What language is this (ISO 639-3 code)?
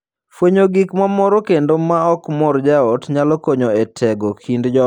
luo